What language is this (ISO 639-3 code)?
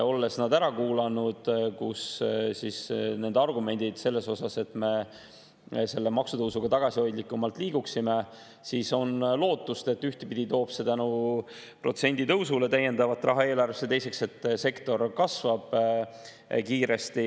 est